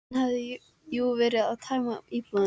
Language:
Icelandic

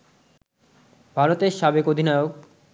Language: Bangla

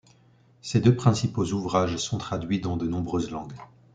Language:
French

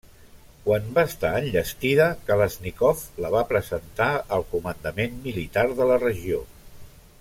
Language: Catalan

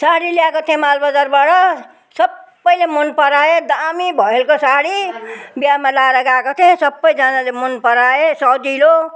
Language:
Nepali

